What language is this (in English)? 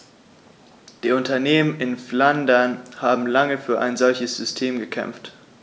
German